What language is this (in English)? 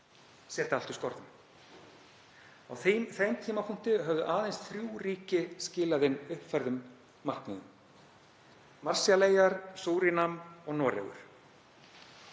Icelandic